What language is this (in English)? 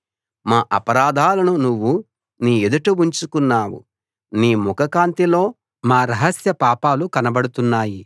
Telugu